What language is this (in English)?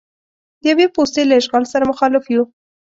Pashto